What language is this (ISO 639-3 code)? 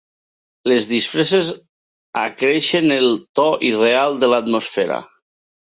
cat